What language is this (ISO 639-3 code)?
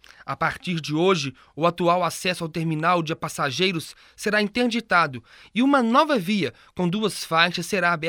por